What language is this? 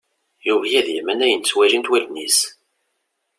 Kabyle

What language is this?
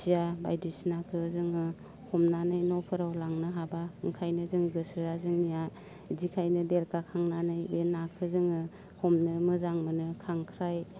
Bodo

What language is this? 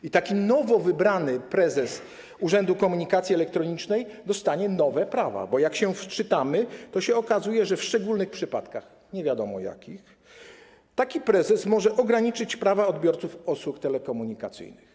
Polish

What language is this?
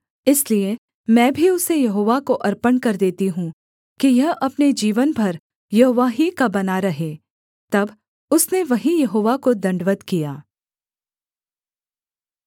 Hindi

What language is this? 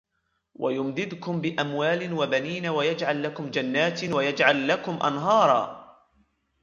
Arabic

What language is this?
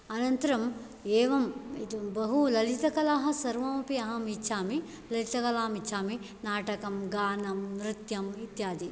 Sanskrit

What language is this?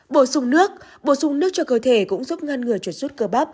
Vietnamese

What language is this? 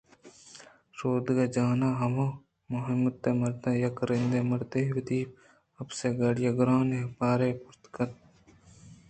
Eastern Balochi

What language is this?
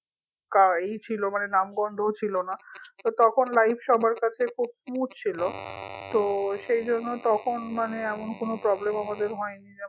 Bangla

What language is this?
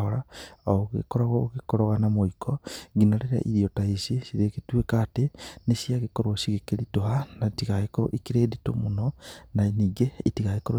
Kikuyu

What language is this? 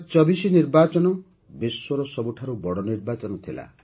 Odia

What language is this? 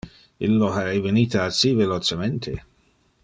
Interlingua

